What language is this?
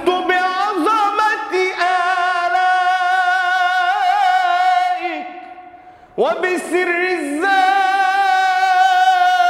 Arabic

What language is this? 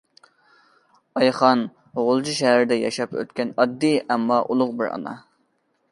Uyghur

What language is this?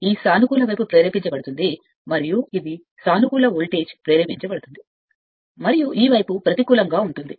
Telugu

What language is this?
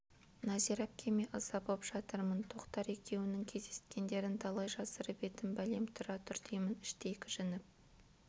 Kazakh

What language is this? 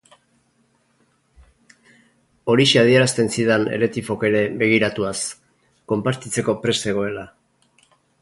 Basque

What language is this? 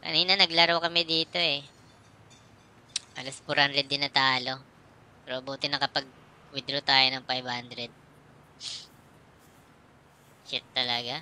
Filipino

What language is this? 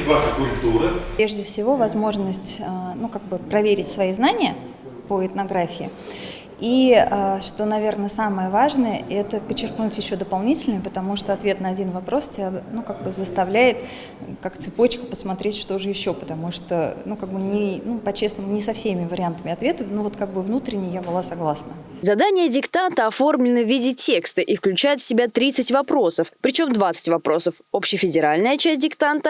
Russian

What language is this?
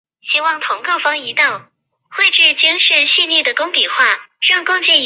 Chinese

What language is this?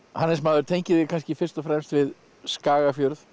Icelandic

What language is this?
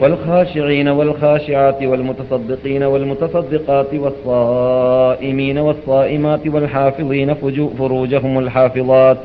Malayalam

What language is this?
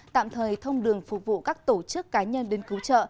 Vietnamese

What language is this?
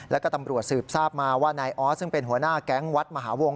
Thai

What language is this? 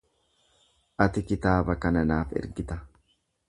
Oromo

